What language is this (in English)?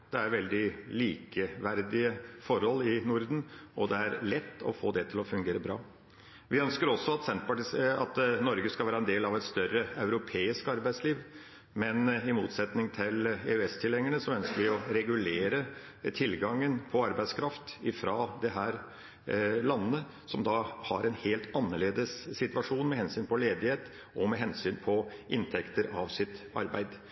Norwegian Bokmål